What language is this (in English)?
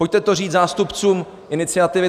Czech